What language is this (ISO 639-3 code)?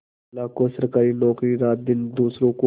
hin